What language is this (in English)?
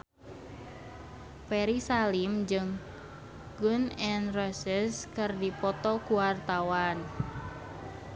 Sundanese